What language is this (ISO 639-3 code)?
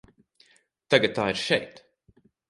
lav